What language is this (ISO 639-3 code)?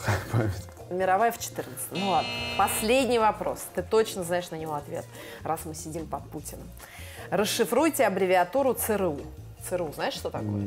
rus